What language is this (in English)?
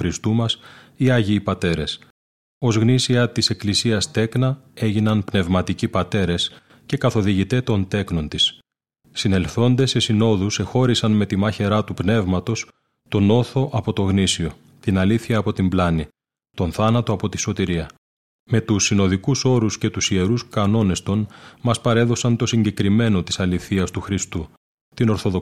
Greek